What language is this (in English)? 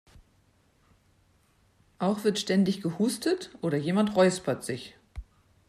German